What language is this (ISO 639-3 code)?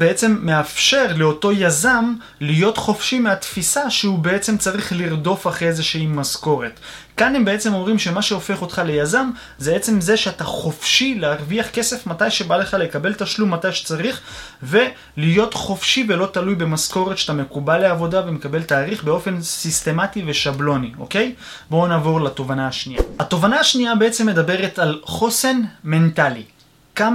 heb